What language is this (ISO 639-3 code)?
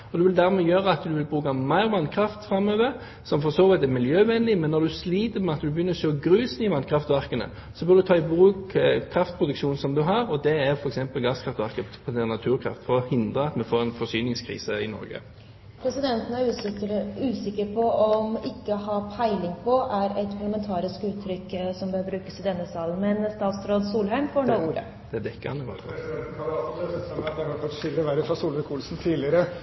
nob